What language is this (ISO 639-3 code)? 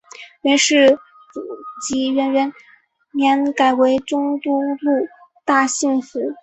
zho